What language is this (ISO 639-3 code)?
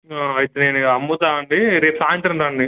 tel